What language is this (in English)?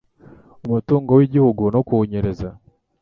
Kinyarwanda